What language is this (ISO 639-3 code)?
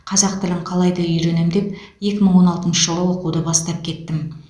kaz